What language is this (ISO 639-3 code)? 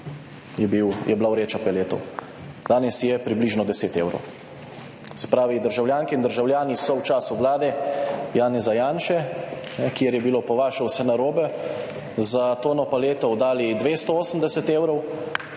slv